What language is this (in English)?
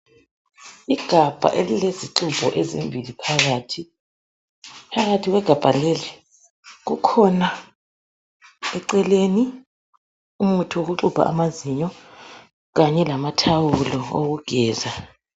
North Ndebele